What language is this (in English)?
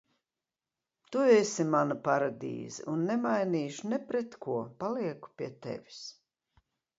Latvian